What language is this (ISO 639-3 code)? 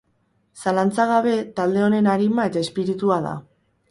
eus